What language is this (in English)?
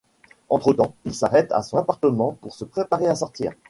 French